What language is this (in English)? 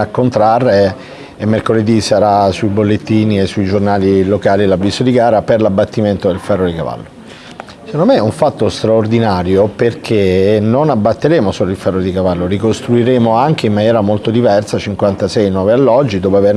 Italian